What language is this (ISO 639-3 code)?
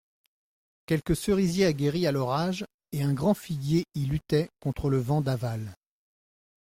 fra